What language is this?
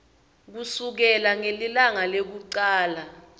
Swati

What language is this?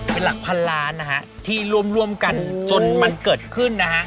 Thai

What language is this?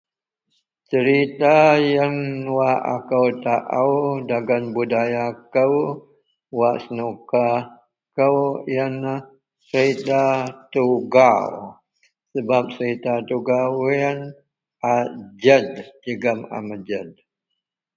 Central Melanau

